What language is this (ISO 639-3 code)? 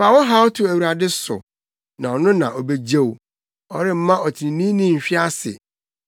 aka